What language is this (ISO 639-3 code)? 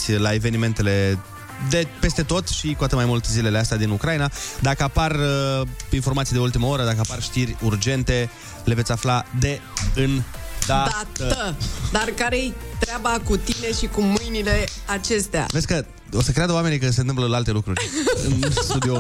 ron